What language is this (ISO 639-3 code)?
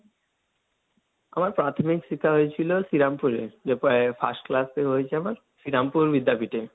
ben